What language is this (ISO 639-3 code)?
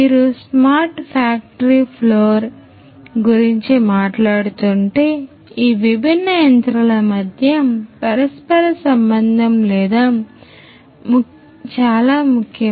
tel